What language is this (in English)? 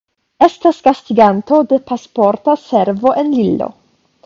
Esperanto